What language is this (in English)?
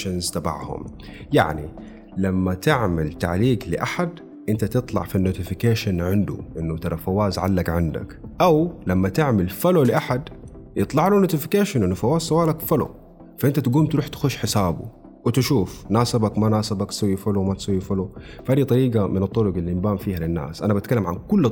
Arabic